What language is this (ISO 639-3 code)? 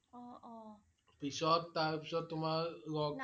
asm